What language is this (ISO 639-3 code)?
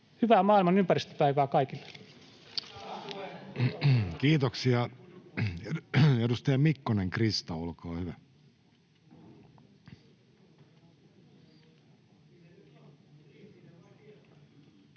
fin